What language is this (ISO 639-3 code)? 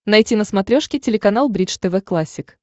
rus